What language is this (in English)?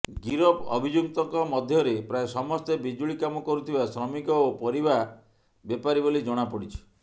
Odia